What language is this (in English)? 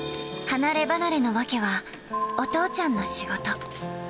Japanese